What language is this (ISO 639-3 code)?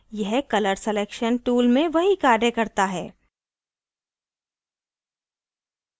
hin